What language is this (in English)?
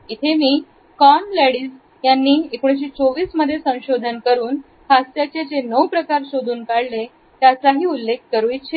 Marathi